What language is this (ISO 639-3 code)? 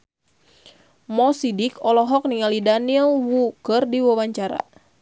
sun